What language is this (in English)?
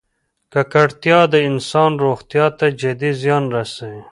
Pashto